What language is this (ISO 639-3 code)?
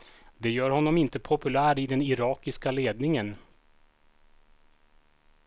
swe